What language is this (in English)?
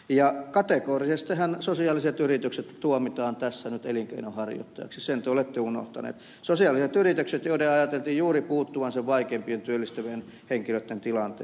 Finnish